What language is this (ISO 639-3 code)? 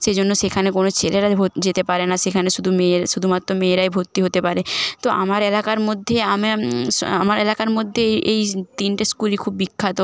ben